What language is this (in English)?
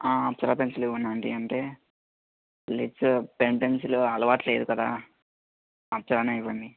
Telugu